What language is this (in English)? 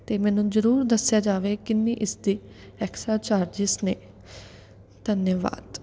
Punjabi